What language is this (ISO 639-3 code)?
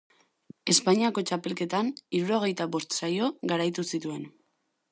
eus